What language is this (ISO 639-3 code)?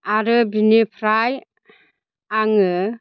brx